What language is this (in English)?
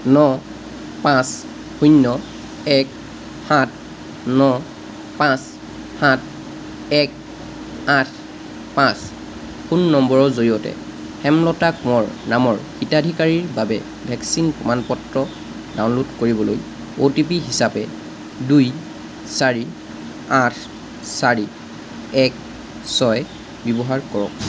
Assamese